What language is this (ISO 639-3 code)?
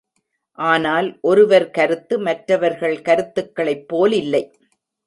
tam